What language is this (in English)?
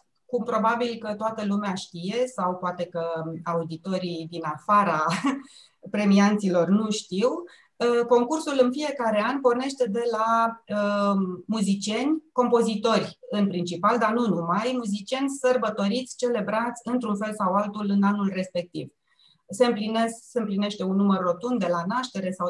Romanian